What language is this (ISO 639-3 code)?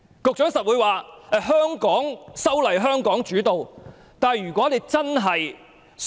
yue